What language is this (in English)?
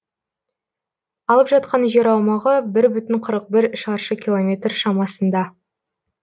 Kazakh